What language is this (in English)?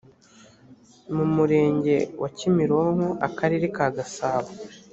Kinyarwanda